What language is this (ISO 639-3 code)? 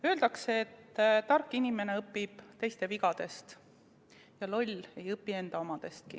est